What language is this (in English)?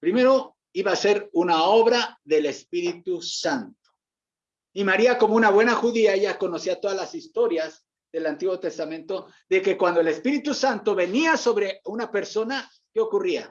Spanish